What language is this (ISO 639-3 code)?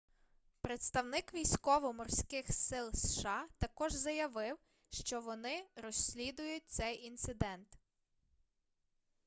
ukr